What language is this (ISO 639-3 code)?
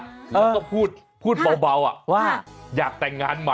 tha